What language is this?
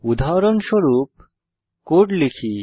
Bangla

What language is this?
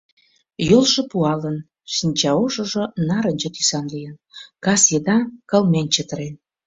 Mari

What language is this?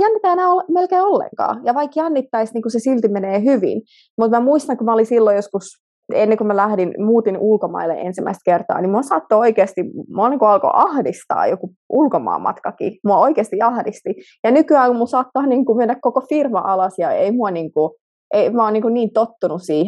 Finnish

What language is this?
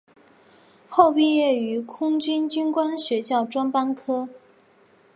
Chinese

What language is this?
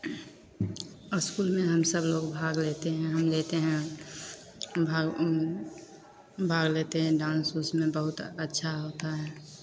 Maithili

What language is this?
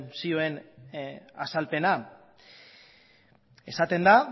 Basque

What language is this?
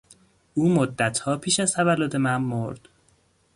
Persian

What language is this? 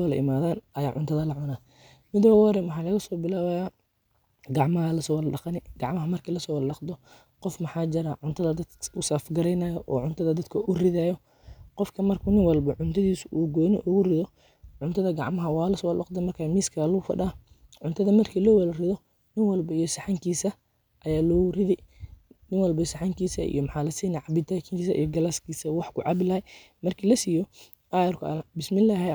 Somali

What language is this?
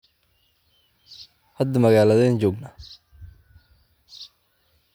Somali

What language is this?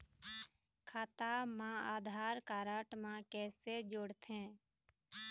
Chhattisgarhi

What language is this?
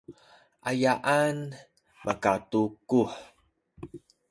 Sakizaya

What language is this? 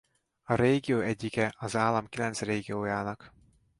Hungarian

